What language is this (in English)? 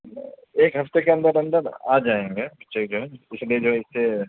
Urdu